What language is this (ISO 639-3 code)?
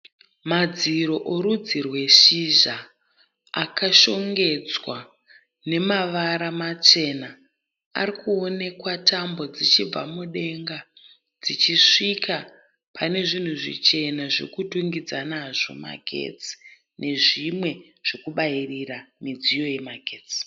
sna